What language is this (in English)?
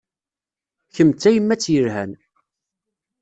Kabyle